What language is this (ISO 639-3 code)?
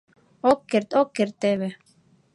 chm